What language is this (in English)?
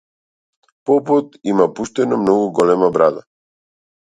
Macedonian